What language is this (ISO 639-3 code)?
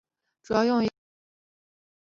zho